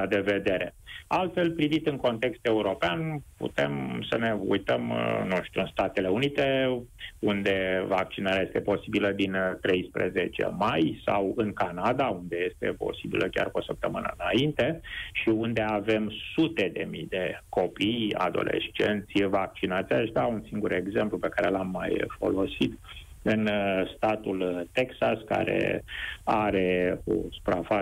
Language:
Romanian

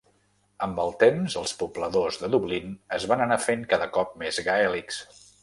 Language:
Catalan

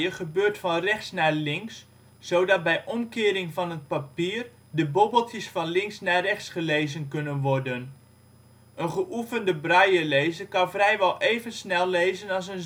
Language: Dutch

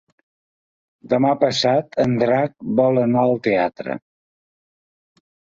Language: Catalan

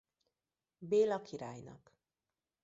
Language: Hungarian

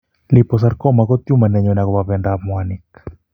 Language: Kalenjin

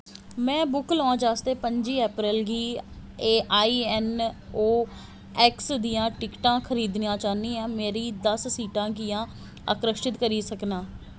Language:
Dogri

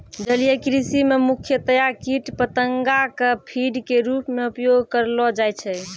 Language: Maithili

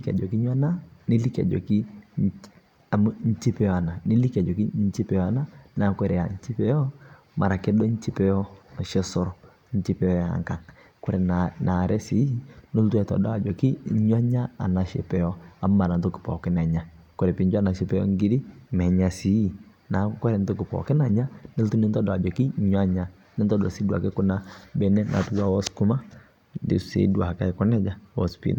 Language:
Masai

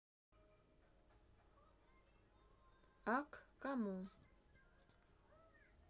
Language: Russian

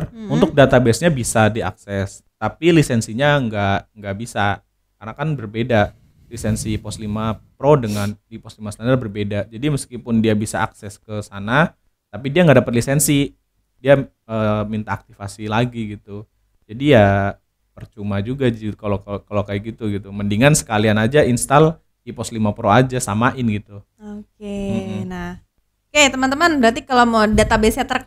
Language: Indonesian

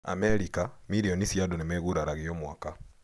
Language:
Kikuyu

